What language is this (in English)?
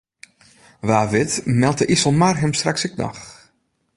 Western Frisian